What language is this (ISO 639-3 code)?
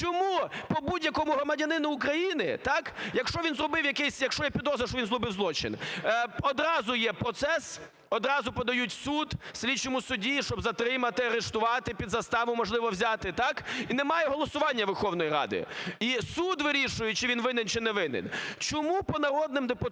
ukr